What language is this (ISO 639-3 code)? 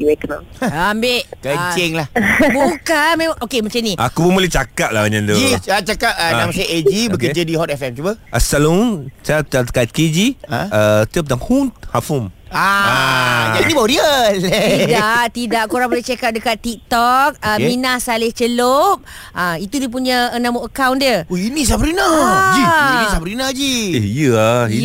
msa